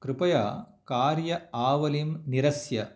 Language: Sanskrit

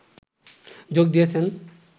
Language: Bangla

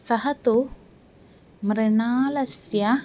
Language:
Sanskrit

